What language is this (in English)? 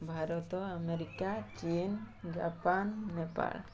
Odia